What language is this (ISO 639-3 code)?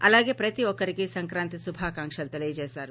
tel